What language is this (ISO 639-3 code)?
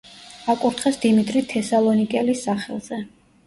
kat